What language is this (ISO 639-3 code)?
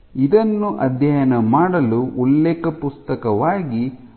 kan